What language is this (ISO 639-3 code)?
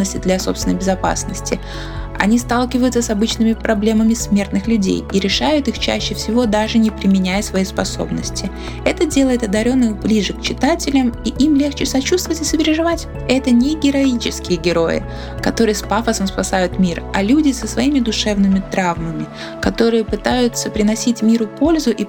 rus